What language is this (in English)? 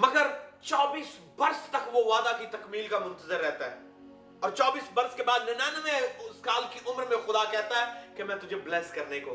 Urdu